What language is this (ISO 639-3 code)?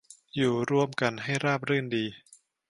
tha